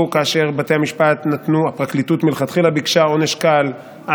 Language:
Hebrew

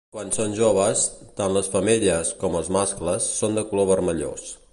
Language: Catalan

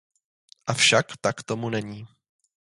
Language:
Czech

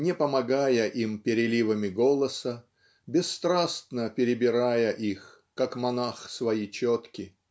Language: Russian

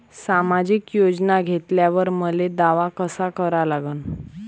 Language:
Marathi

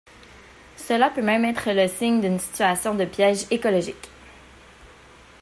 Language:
French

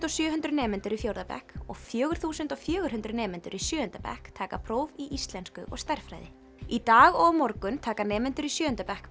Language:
Icelandic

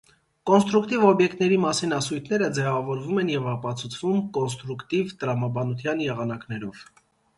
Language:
Armenian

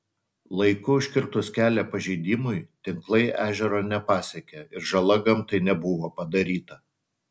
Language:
Lithuanian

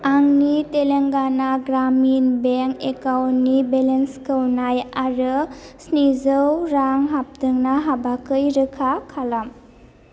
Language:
Bodo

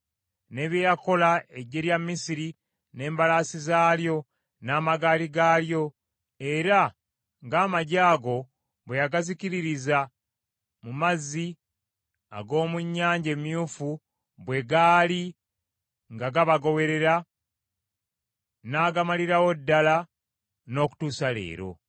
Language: Ganda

